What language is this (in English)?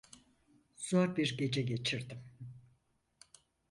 Turkish